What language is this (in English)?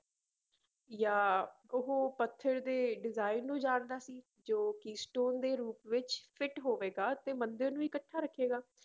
Punjabi